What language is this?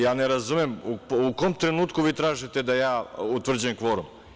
Serbian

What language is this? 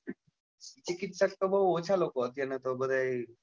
Gujarati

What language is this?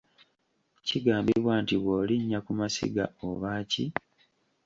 Ganda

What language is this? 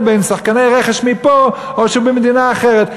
Hebrew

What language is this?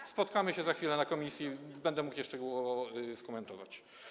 Polish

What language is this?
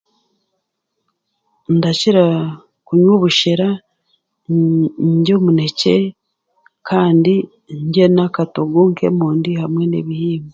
Chiga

